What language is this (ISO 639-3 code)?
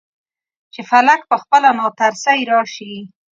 pus